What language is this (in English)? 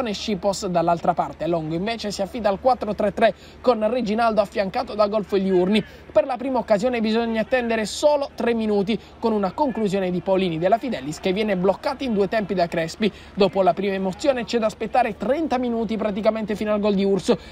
Italian